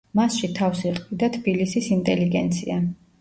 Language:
Georgian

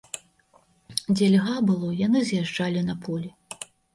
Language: Belarusian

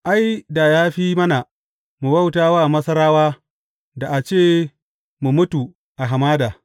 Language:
Hausa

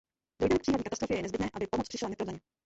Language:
Czech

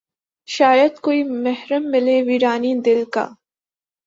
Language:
Urdu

